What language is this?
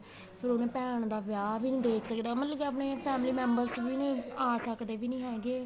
Punjabi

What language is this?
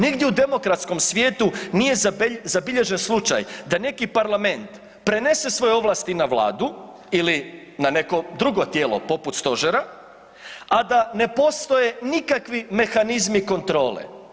Croatian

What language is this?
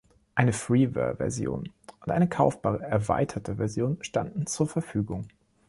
German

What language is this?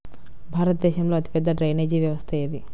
Telugu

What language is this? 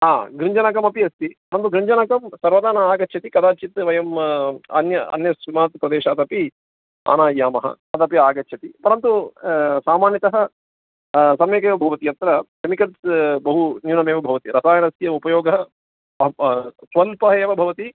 Sanskrit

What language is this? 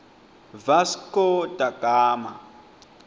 Swati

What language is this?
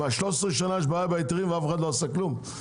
Hebrew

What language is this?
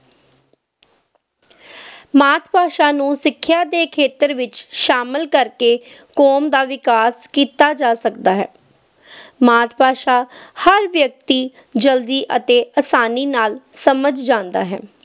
Punjabi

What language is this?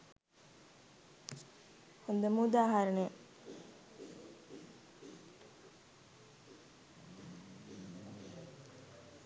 Sinhala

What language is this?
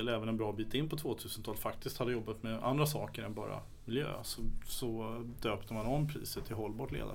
Swedish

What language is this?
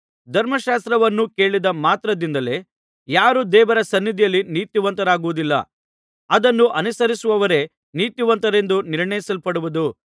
Kannada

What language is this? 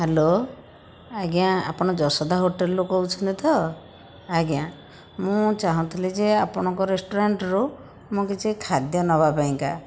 Odia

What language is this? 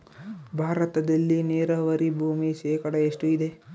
Kannada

